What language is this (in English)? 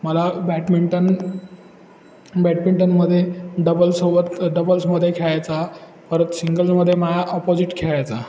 Marathi